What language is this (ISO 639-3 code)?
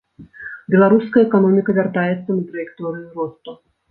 bel